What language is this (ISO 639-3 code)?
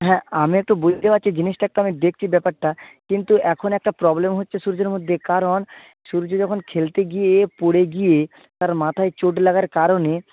ben